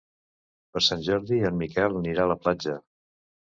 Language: Catalan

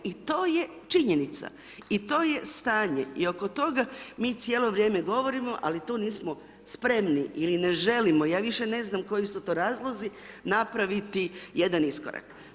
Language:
Croatian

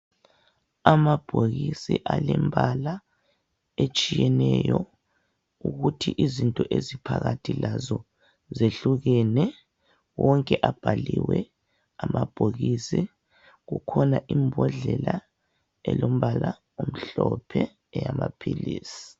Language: North Ndebele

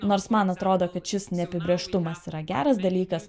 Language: Lithuanian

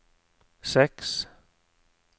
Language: Norwegian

